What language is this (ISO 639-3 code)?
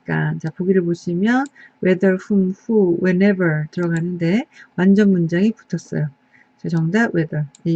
kor